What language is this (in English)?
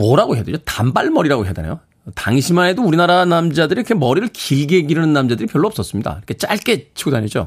Korean